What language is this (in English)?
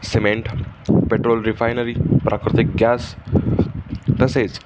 Marathi